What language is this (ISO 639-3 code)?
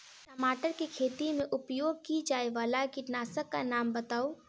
mai